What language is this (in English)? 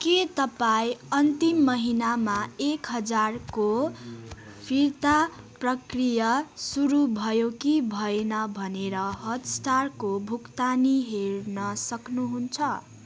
Nepali